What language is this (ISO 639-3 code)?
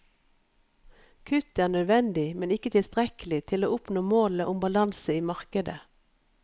nor